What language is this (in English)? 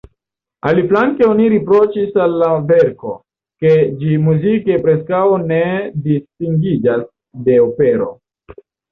Esperanto